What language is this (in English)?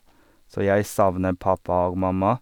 Norwegian